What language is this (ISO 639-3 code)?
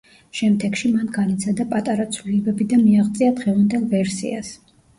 kat